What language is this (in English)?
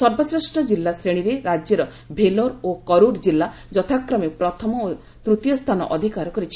Odia